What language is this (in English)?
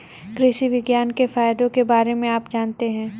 Hindi